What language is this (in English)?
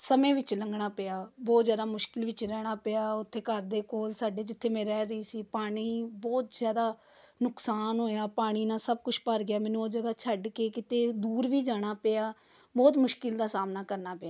Punjabi